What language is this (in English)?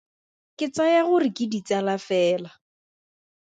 Tswana